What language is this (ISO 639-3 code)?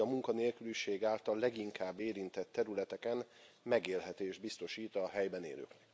hun